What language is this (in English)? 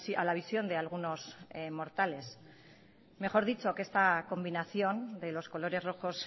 Spanish